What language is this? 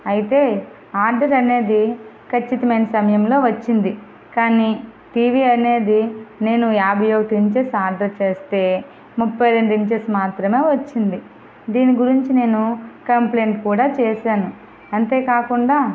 Telugu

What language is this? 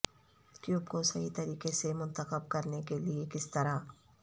Urdu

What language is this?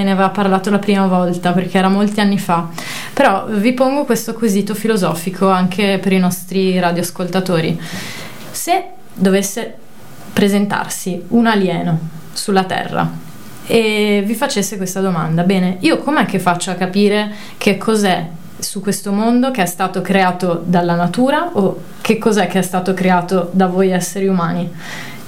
Italian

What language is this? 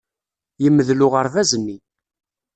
Kabyle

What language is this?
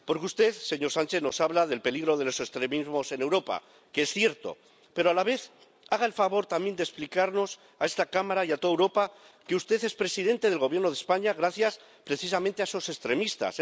Spanish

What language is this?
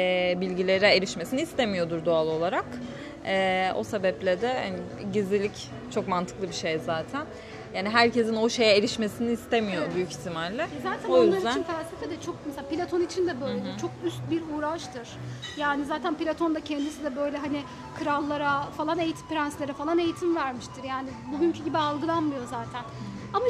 Turkish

